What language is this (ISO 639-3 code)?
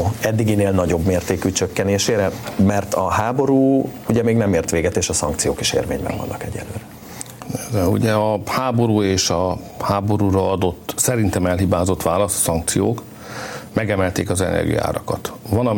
hun